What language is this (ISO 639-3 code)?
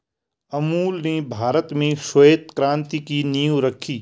hin